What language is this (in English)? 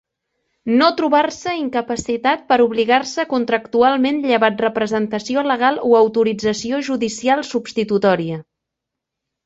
Catalan